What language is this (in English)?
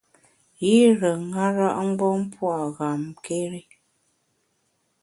Bamun